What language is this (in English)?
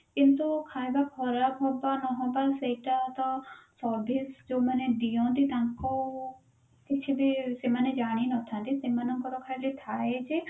Odia